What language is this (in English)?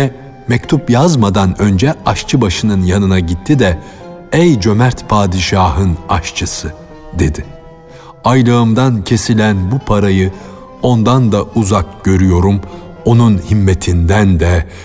Turkish